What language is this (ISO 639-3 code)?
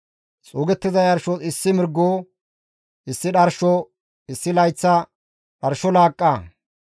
gmv